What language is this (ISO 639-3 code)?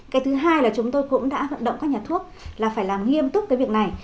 vie